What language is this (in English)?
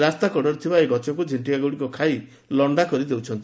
Odia